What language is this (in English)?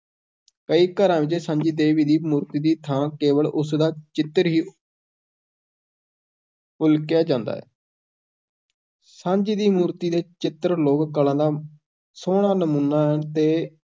Punjabi